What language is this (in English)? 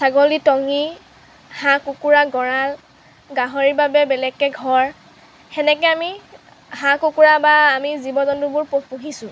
Assamese